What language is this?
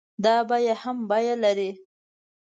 Pashto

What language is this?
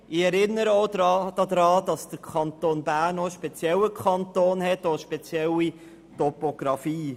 Swiss German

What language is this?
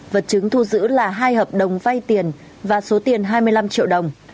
Vietnamese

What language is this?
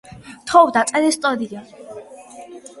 Georgian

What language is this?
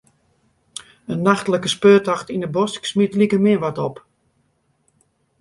Western Frisian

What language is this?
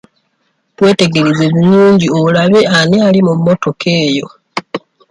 Ganda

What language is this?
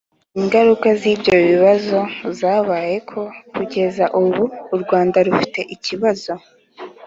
Kinyarwanda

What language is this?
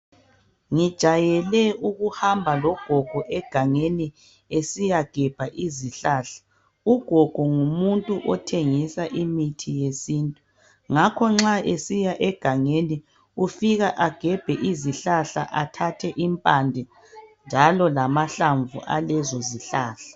North Ndebele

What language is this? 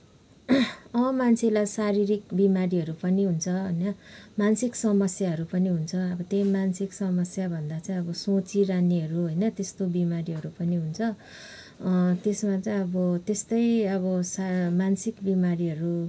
Nepali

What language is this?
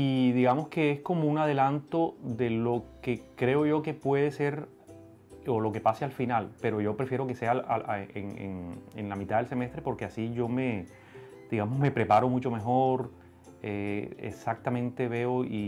Spanish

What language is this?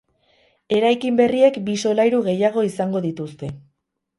Basque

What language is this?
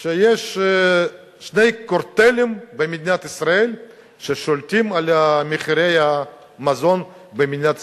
Hebrew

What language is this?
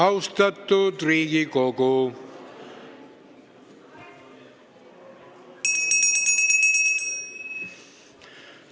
Estonian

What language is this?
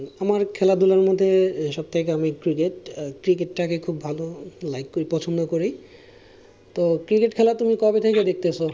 Bangla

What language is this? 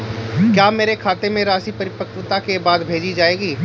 Hindi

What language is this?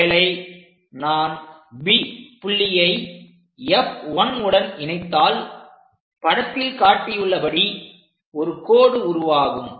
Tamil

